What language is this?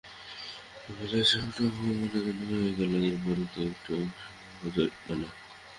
Bangla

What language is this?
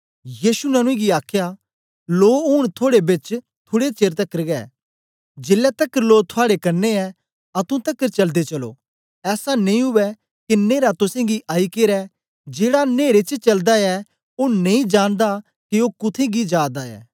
Dogri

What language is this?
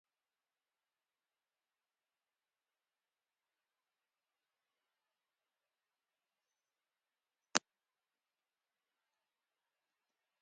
Macedonian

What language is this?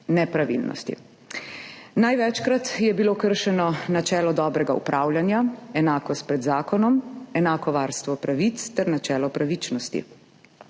Slovenian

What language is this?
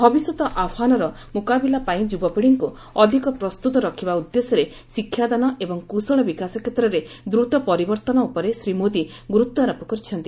Odia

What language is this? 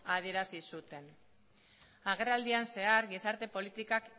Basque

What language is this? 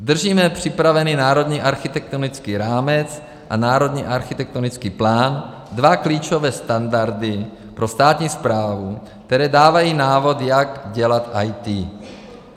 Czech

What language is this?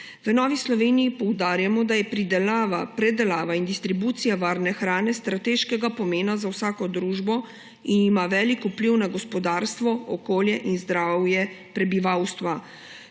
Slovenian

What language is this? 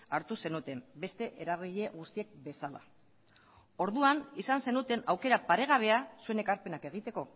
Basque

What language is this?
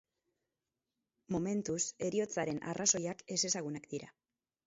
Basque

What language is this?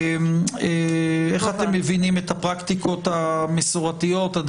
Hebrew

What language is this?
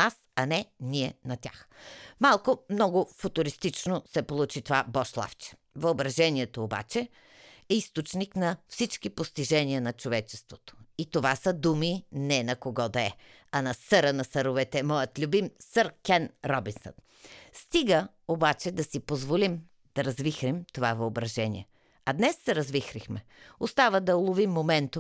Bulgarian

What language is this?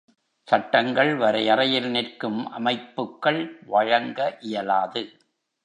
Tamil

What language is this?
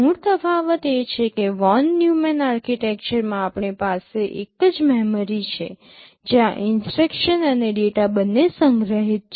Gujarati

